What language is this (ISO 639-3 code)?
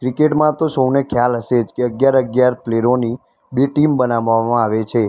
guj